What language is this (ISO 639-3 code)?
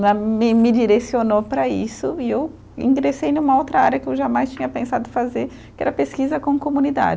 por